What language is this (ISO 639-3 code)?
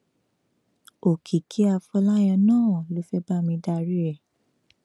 yor